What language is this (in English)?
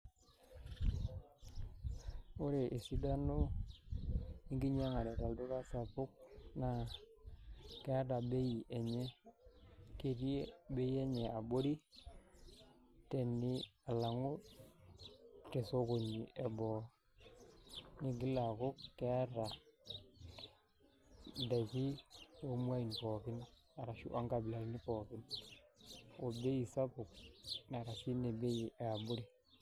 Masai